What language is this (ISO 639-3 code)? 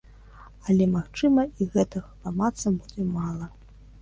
bel